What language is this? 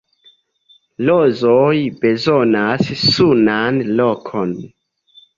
Esperanto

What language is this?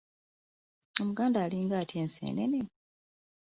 Ganda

